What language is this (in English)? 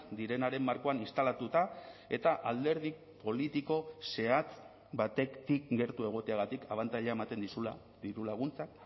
Basque